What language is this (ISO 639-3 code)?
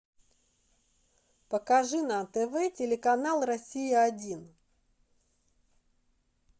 rus